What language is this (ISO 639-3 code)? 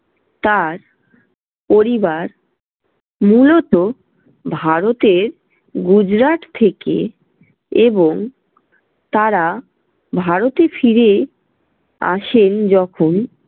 ben